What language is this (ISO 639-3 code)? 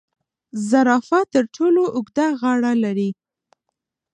pus